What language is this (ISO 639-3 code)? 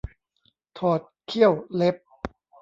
tha